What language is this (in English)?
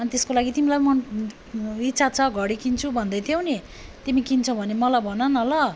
Nepali